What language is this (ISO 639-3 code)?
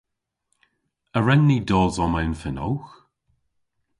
cor